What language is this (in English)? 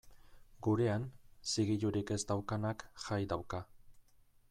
Basque